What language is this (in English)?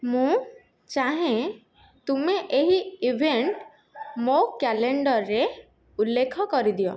Odia